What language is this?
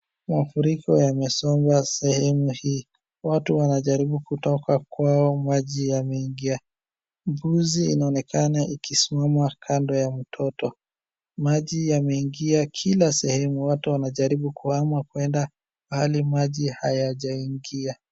Swahili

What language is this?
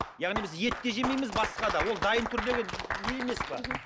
Kazakh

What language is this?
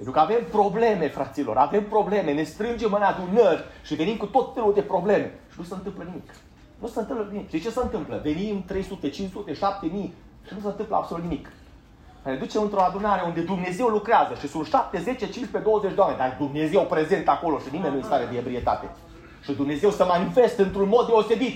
Romanian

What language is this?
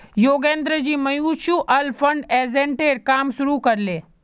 Magahi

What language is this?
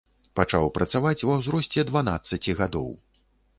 Belarusian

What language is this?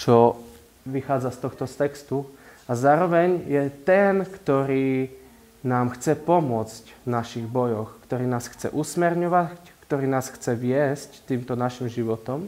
Slovak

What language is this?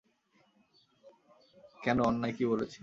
Bangla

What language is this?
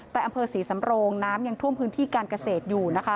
Thai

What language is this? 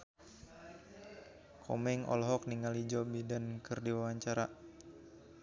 Sundanese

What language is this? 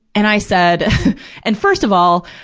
English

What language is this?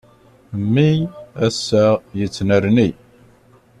Kabyle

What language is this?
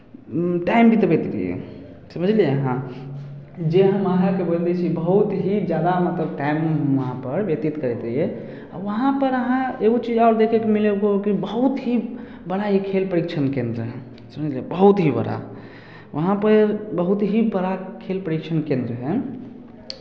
Maithili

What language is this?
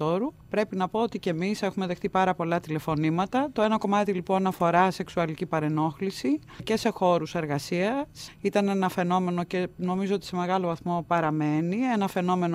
Greek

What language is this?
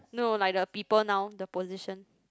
English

